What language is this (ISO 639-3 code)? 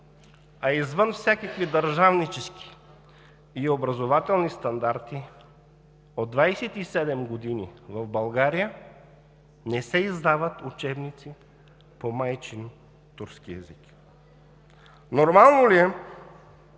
bul